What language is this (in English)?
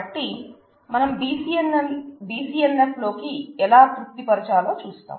Telugu